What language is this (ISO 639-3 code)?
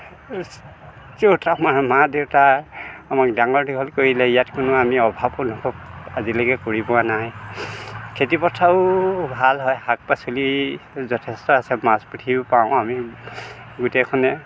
asm